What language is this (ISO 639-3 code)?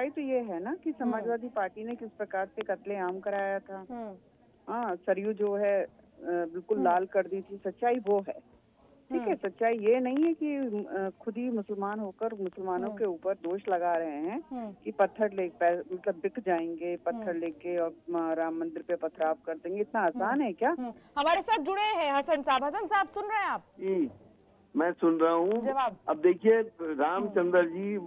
hin